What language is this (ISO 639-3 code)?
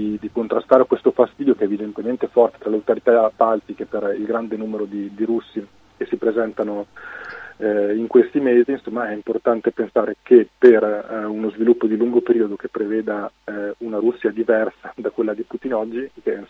ita